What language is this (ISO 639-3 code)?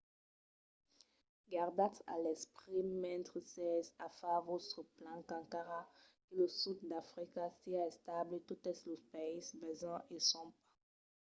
oci